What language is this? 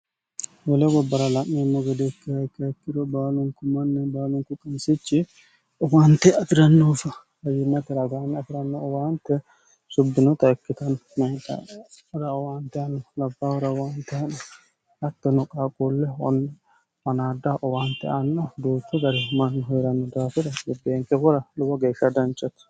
Sidamo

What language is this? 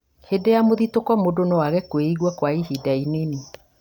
Kikuyu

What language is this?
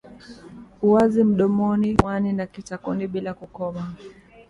Swahili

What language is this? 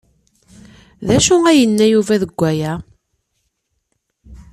Kabyle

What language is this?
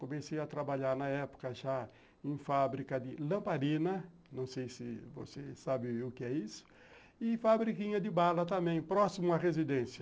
Portuguese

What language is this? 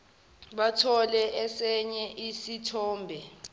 Zulu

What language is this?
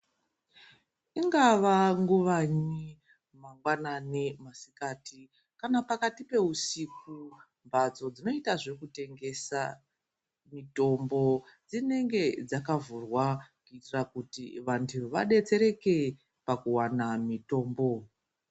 Ndau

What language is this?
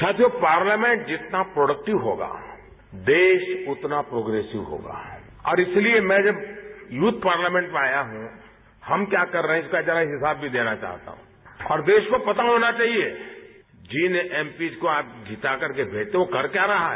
Hindi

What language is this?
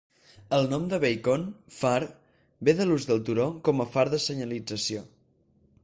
Catalan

